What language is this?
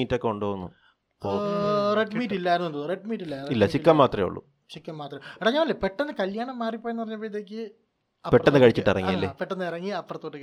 Malayalam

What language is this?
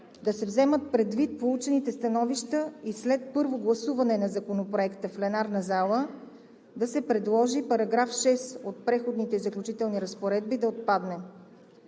Bulgarian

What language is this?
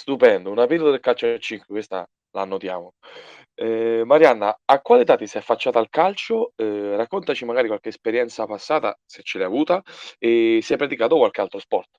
Italian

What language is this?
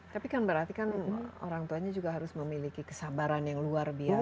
Indonesian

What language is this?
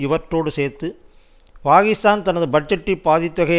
Tamil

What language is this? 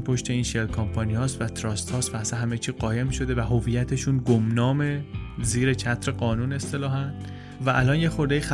Persian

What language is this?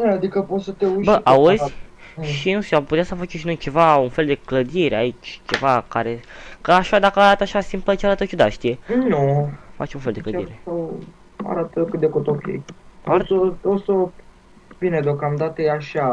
Romanian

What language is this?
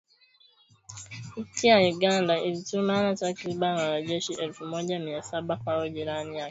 Swahili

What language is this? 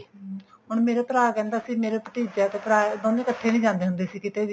Punjabi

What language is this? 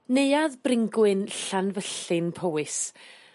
Welsh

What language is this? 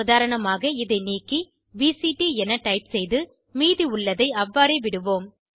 Tamil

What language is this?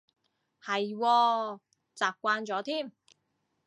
Cantonese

